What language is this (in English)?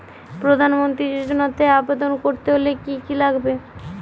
Bangla